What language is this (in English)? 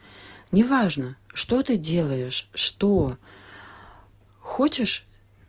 Russian